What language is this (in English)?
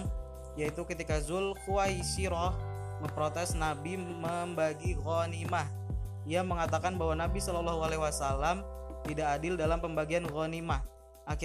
Indonesian